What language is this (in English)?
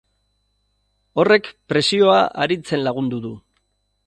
Basque